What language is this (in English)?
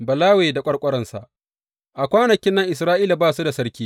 Hausa